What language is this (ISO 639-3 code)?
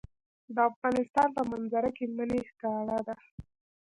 pus